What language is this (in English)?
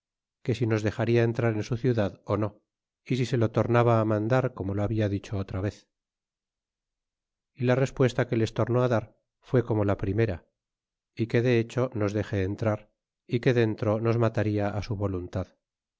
Spanish